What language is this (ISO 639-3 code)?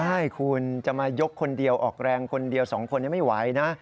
tha